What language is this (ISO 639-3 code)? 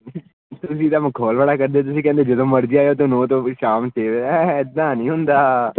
pan